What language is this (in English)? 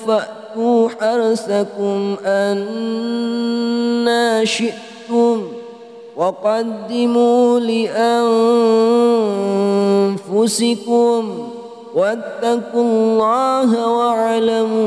Arabic